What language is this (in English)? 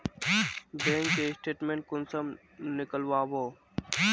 Magahi